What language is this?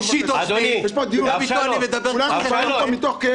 Hebrew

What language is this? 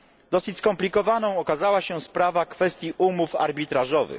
Polish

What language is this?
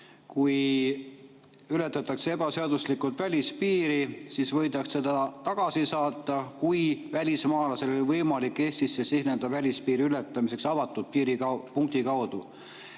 Estonian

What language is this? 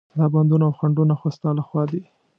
Pashto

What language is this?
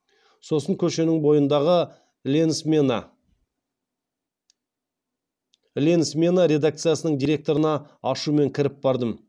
Kazakh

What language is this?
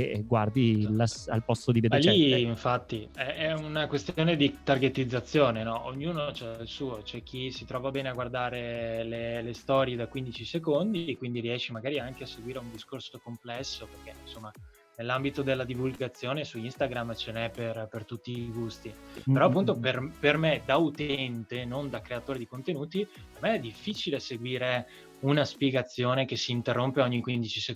Italian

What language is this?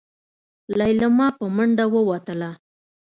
Pashto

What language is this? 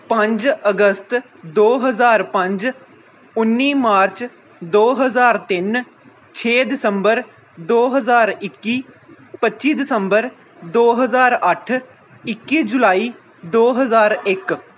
Punjabi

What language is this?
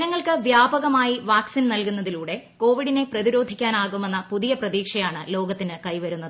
Malayalam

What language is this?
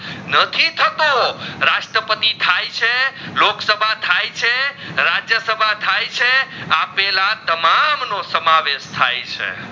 Gujarati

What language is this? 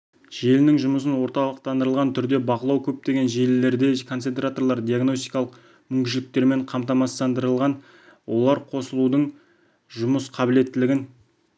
Kazakh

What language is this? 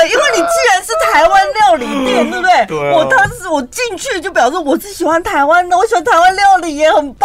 Chinese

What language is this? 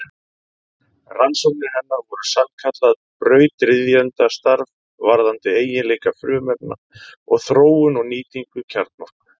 Icelandic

